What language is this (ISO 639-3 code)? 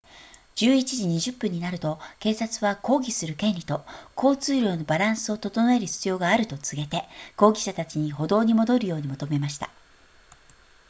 jpn